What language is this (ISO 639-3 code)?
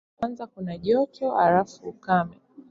swa